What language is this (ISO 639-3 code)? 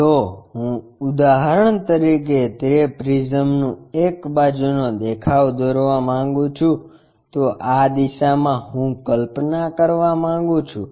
guj